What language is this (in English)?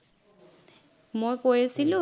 Assamese